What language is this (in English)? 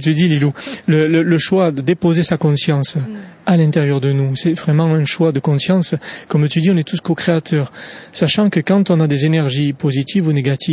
French